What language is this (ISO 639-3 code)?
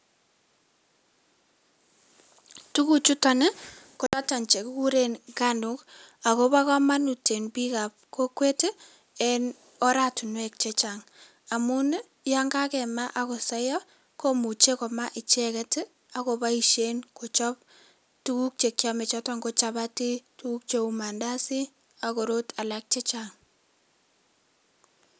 kln